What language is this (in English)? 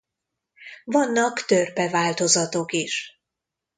Hungarian